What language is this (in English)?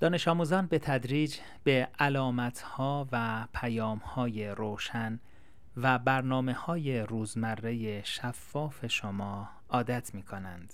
Persian